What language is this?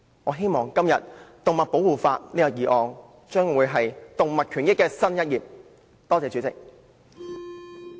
Cantonese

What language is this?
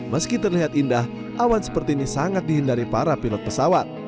Indonesian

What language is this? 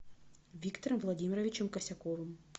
Russian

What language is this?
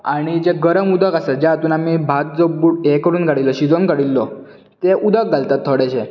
Konkani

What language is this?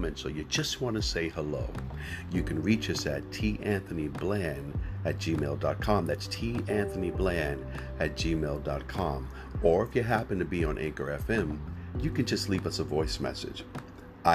English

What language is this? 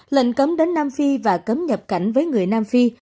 Vietnamese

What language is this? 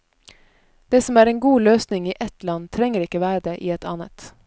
Norwegian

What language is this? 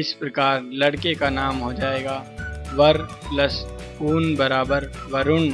Hindi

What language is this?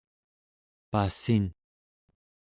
Central Yupik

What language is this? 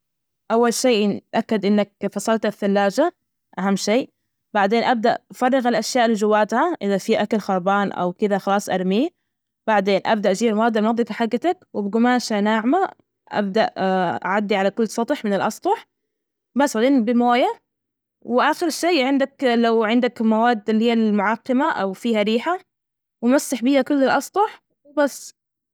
Najdi Arabic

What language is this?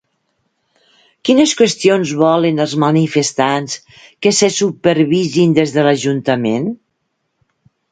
Catalan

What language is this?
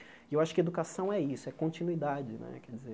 Portuguese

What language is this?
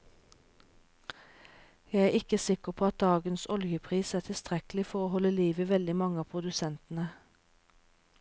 Norwegian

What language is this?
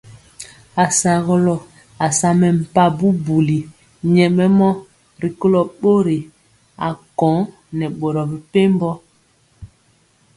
Mpiemo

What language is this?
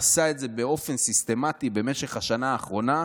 Hebrew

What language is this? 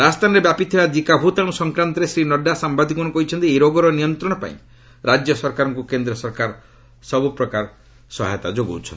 Odia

